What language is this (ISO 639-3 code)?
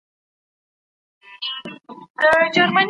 pus